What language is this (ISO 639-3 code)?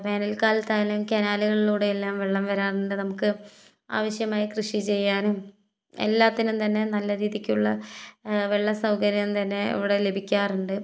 mal